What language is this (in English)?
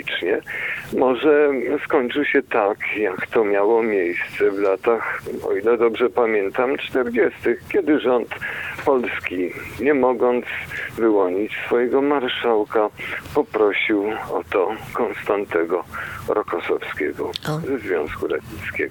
Polish